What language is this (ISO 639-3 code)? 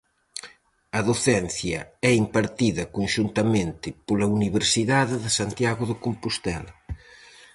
glg